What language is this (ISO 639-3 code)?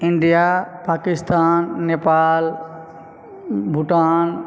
mai